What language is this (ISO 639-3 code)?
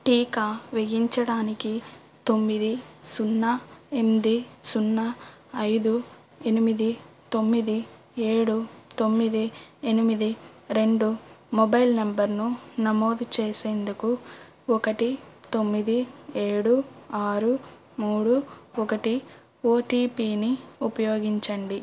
tel